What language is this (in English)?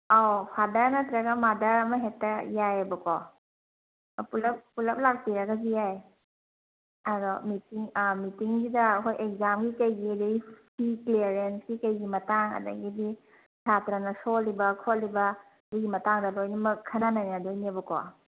Manipuri